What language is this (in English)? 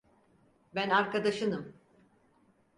Turkish